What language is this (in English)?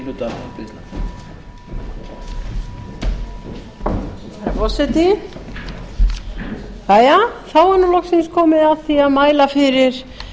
Icelandic